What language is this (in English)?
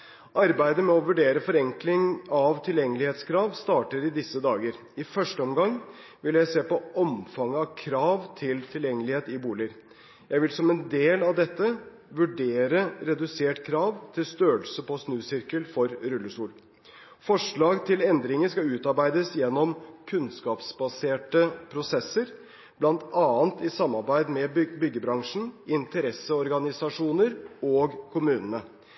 Norwegian Bokmål